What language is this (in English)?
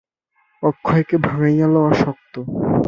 Bangla